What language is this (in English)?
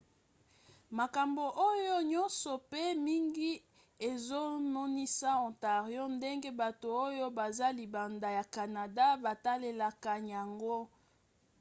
Lingala